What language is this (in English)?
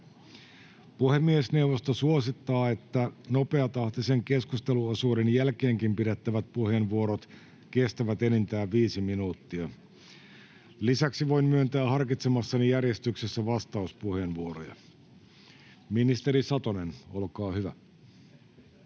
Finnish